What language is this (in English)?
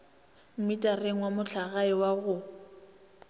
Northern Sotho